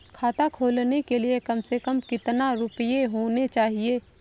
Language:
Hindi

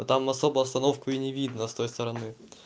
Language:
Russian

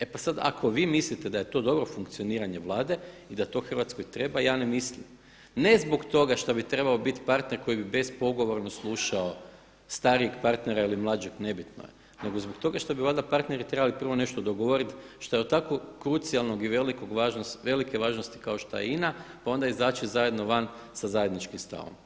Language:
Croatian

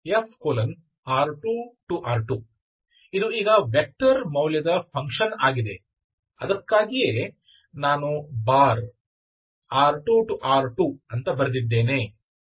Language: Kannada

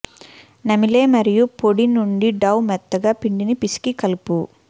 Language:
Telugu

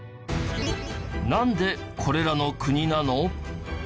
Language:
Japanese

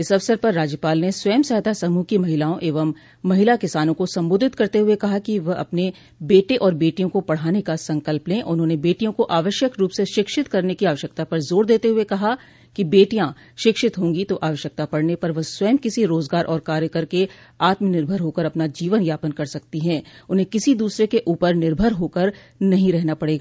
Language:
Hindi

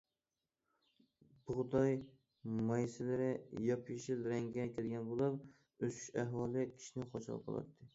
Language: Uyghur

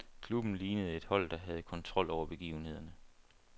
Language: Danish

